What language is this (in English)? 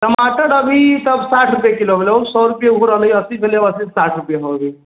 Maithili